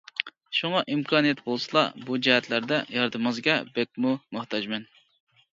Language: Uyghur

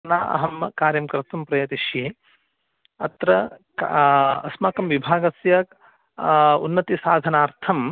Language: Sanskrit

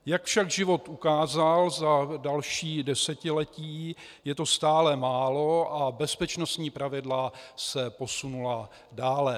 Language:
Czech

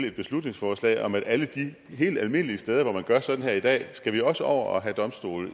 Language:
Danish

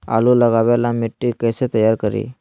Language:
Magahi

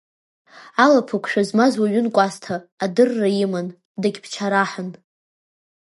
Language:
Abkhazian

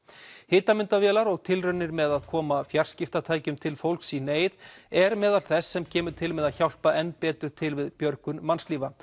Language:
Icelandic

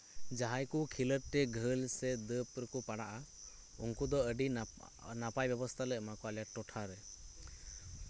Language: Santali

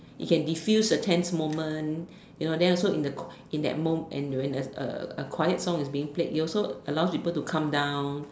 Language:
English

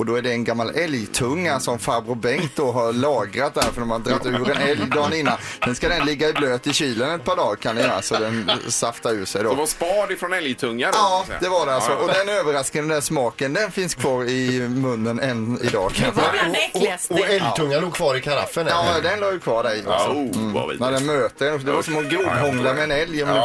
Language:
Swedish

